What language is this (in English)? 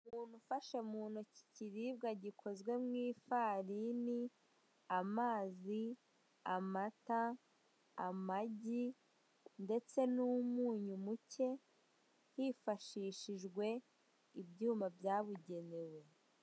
Kinyarwanda